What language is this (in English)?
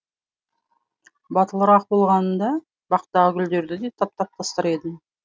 Kazakh